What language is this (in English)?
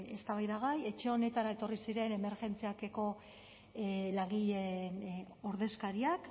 Basque